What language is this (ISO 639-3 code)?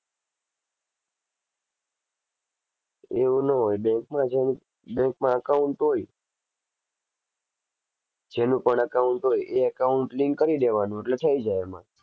guj